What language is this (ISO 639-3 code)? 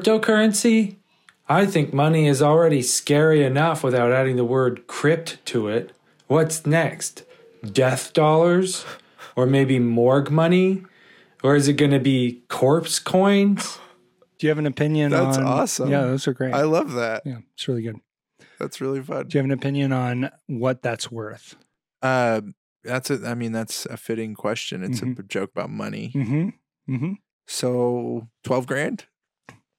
eng